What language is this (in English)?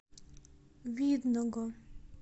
Russian